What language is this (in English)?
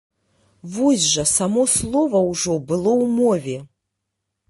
Belarusian